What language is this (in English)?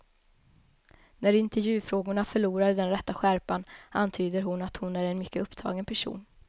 Swedish